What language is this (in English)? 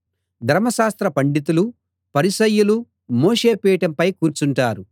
Telugu